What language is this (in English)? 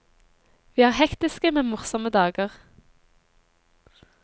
Norwegian